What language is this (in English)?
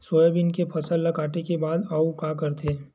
Chhattisgarhi